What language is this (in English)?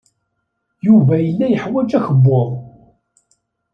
Kabyle